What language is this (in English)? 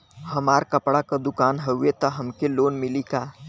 Bhojpuri